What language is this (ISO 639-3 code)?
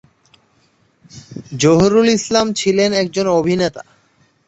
ben